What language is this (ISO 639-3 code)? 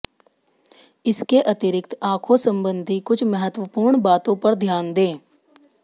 hin